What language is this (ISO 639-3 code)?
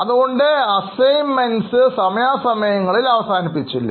mal